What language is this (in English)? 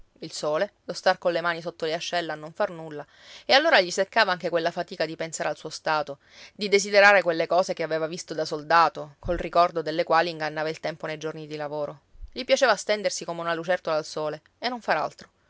Italian